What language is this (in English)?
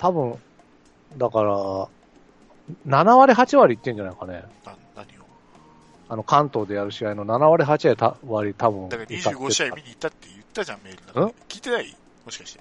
Japanese